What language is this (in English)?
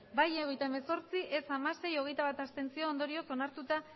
Basque